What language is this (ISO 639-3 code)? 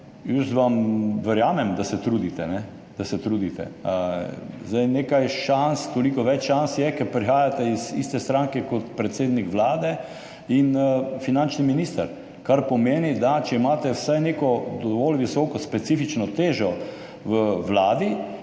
slv